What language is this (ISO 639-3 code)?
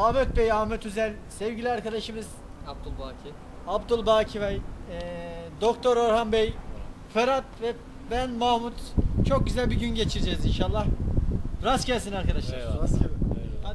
tur